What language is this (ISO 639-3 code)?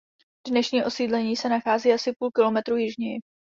ces